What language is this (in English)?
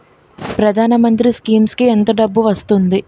Telugu